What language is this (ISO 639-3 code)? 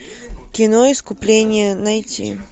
rus